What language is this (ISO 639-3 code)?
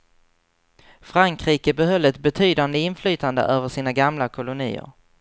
swe